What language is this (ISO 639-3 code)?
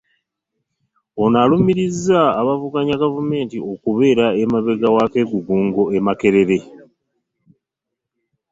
lug